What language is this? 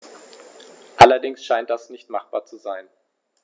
German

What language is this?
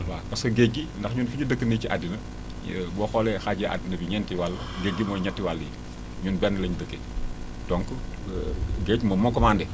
Wolof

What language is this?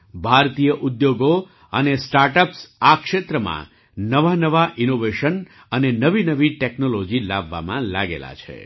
Gujarati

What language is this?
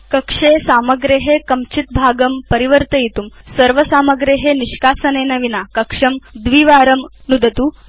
Sanskrit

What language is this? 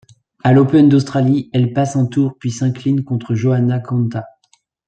French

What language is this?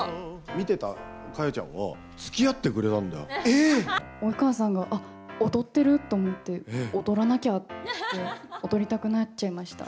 Japanese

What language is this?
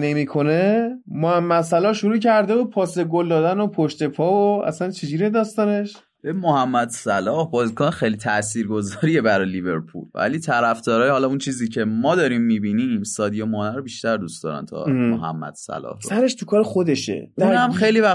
Persian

